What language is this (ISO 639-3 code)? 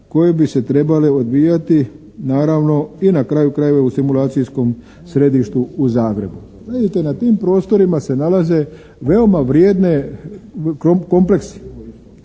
hrv